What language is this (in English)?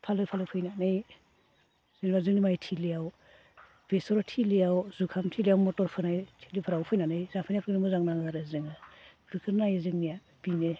Bodo